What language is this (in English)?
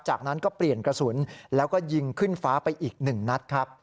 Thai